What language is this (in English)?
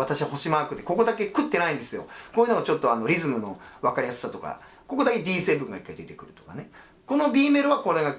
Japanese